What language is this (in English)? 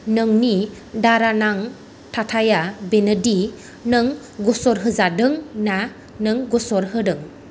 Bodo